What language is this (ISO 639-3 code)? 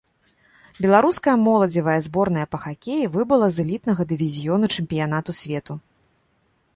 bel